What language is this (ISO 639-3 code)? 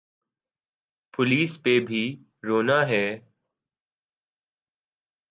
urd